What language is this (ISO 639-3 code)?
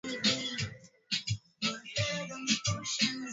swa